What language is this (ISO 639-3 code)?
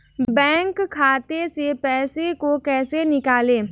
hin